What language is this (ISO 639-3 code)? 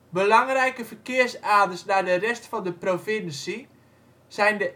nld